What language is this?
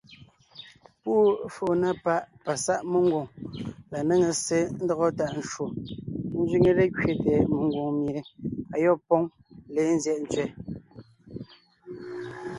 Ngiemboon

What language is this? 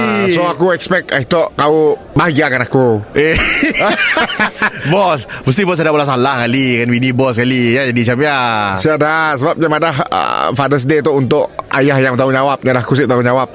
Malay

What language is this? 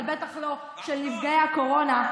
Hebrew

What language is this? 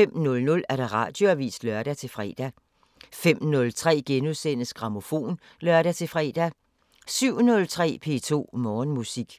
Danish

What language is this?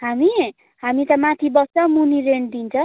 Nepali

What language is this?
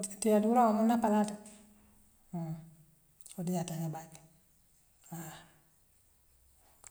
Western Maninkakan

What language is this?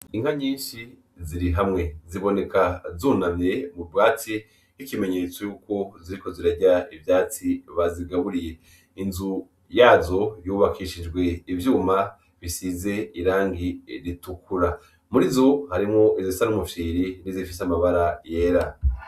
Rundi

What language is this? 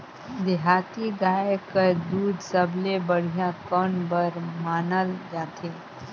Chhattisgarhi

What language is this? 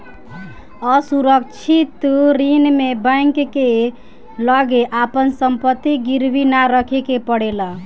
Bhojpuri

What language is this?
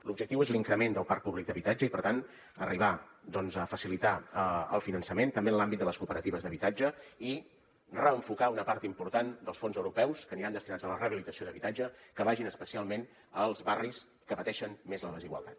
Catalan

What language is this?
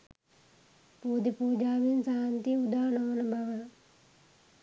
Sinhala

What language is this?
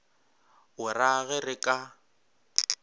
Northern Sotho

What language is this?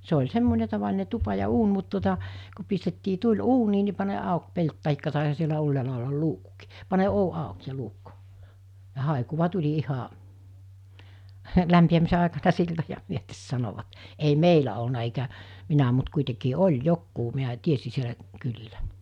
Finnish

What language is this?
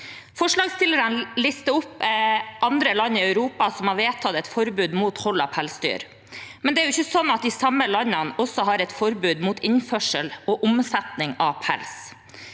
Norwegian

